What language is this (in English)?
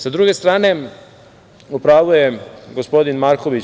Serbian